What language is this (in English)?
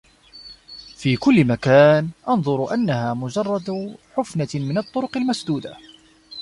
Arabic